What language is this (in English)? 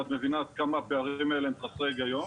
Hebrew